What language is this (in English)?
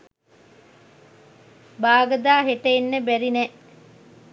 Sinhala